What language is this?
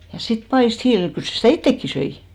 Finnish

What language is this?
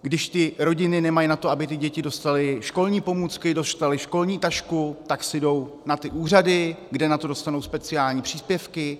Czech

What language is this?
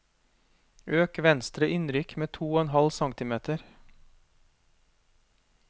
Norwegian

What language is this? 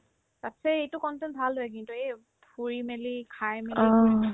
Assamese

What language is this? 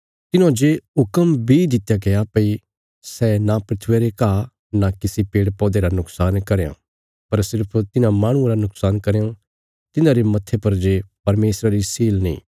Bilaspuri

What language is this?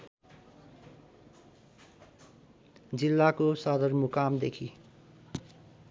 Nepali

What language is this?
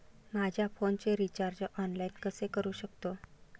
Marathi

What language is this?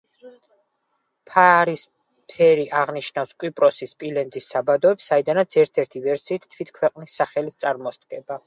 Georgian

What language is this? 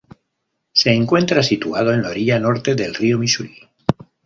Spanish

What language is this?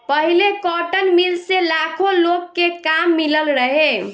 Bhojpuri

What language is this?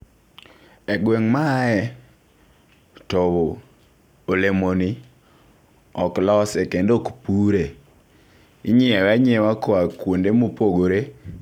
Luo (Kenya and Tanzania)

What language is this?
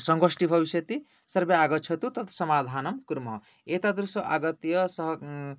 Sanskrit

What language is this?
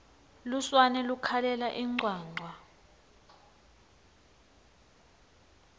Swati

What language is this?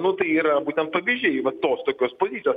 Lithuanian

